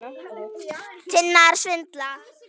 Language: Icelandic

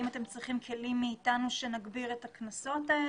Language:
Hebrew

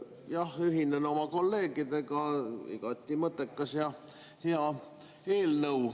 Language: Estonian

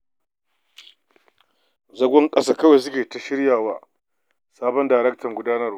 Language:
Hausa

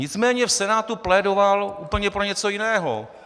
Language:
Czech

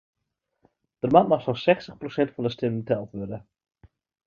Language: Western Frisian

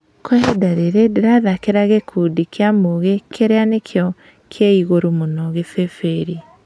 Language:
Kikuyu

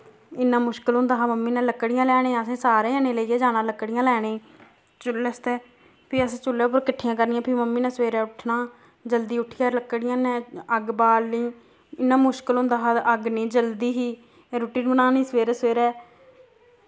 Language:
Dogri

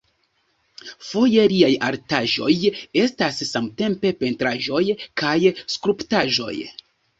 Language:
Esperanto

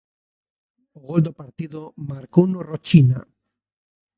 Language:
Galician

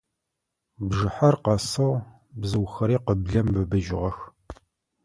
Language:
Adyghe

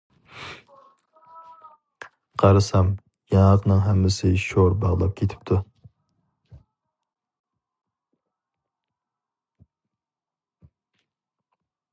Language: Uyghur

